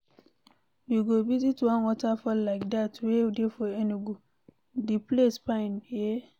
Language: Nigerian Pidgin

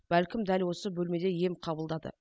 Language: Kazakh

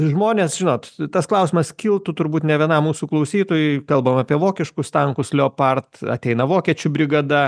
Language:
Lithuanian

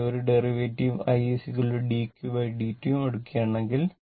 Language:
Malayalam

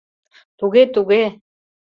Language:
Mari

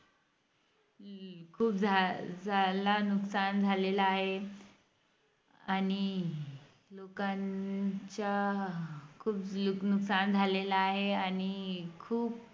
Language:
Marathi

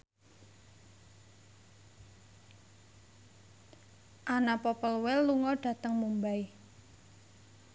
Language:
Javanese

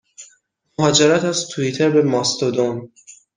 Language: Persian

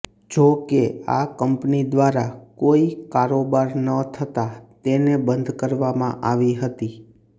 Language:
Gujarati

